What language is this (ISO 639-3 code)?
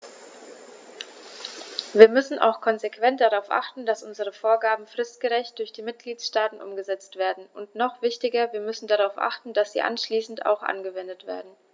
deu